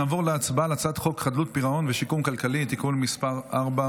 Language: Hebrew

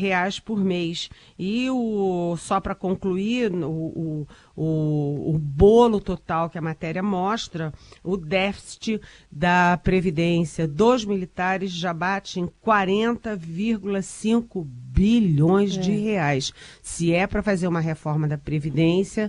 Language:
Portuguese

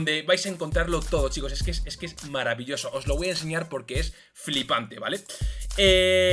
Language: Spanish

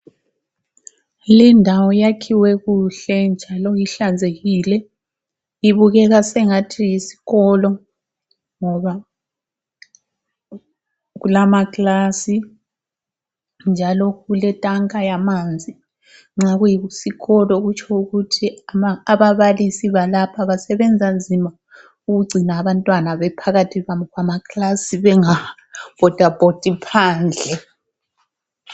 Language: North Ndebele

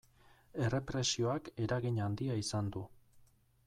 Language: Basque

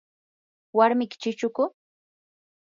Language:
Yanahuanca Pasco Quechua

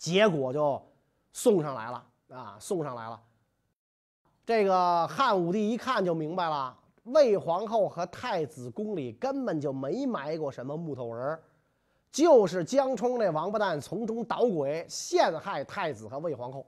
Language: Chinese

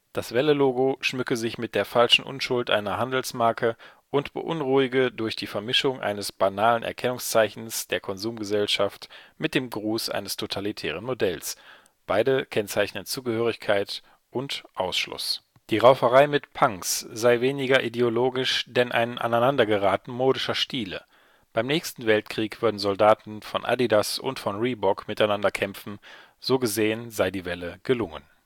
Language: German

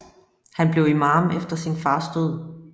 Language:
Danish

